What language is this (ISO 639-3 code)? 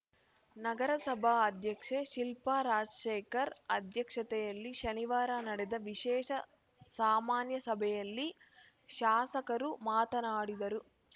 kan